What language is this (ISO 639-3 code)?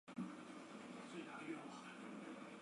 zho